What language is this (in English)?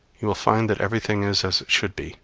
English